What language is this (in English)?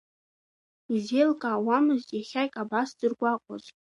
Abkhazian